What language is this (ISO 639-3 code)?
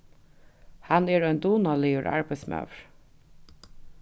fao